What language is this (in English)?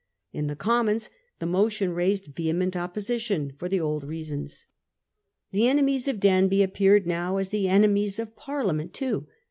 English